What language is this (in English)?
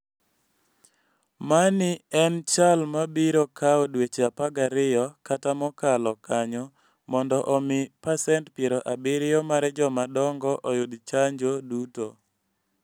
Luo (Kenya and Tanzania)